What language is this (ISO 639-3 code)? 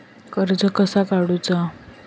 mar